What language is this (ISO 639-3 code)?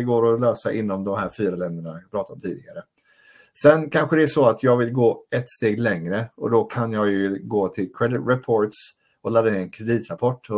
swe